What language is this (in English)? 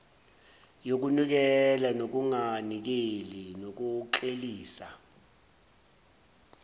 Zulu